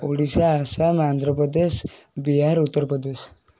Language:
Odia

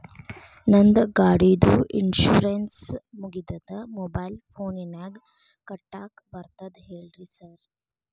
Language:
Kannada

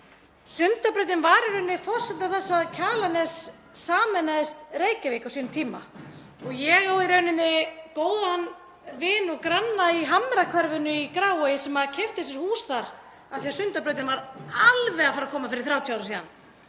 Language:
Icelandic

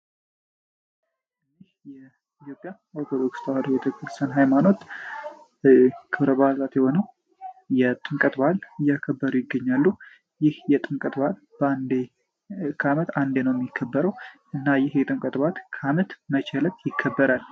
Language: Amharic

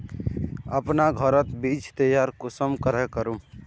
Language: Magahi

